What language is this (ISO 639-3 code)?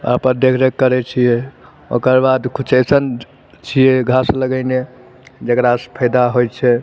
mai